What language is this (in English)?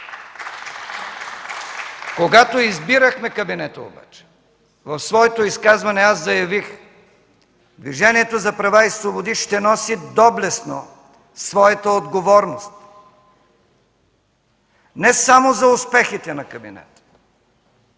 Bulgarian